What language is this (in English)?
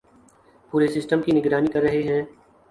Urdu